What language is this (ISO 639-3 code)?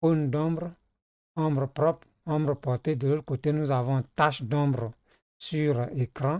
fra